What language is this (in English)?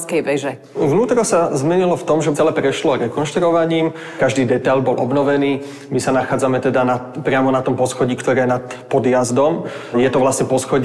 Slovak